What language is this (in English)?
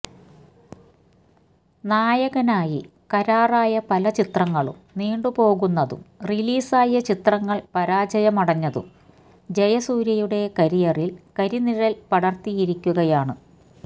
Malayalam